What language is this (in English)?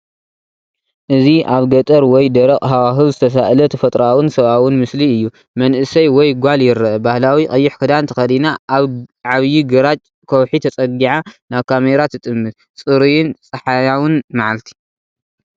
Tigrinya